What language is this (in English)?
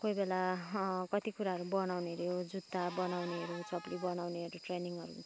Nepali